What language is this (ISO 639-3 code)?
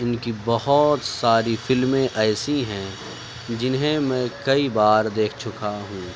urd